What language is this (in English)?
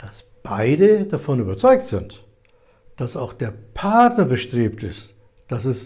German